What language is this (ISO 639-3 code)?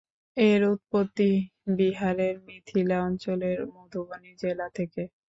ben